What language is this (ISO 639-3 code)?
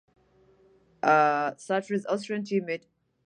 eng